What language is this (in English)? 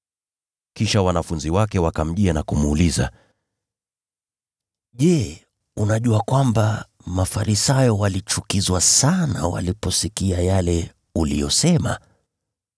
Swahili